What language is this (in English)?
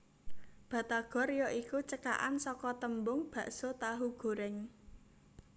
Javanese